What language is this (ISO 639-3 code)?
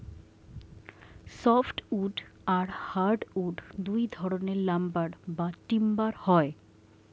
ben